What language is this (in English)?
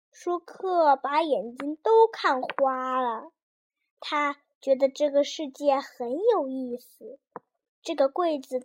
Chinese